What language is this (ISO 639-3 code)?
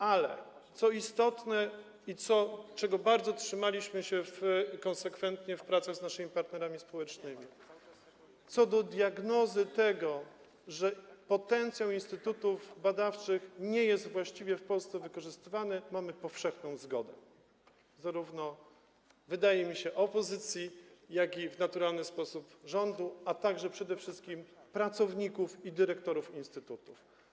pol